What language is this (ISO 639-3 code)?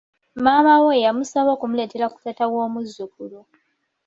lug